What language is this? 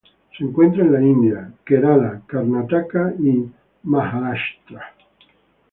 Spanish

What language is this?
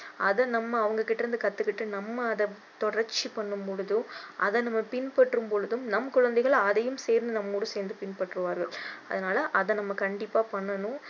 Tamil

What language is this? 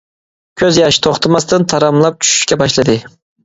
Uyghur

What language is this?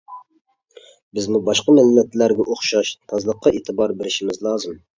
Uyghur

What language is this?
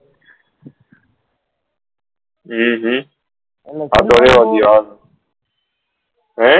Gujarati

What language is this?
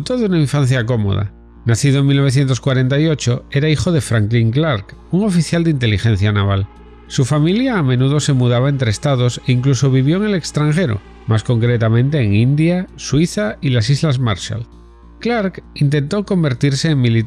Spanish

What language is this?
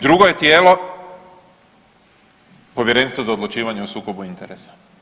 Croatian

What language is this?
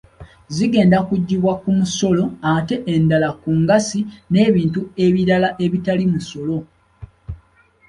Ganda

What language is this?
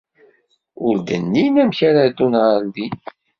Kabyle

